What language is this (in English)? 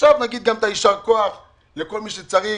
Hebrew